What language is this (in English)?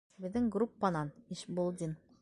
Bashkir